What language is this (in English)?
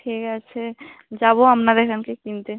Bangla